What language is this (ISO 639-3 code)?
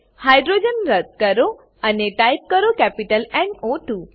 guj